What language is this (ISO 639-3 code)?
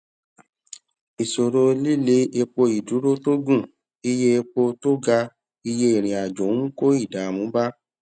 yor